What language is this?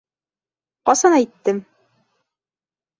Bashkir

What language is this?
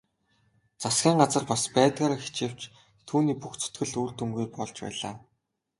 Mongolian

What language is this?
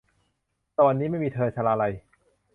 Thai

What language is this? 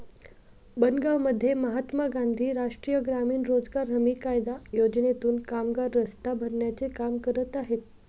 Marathi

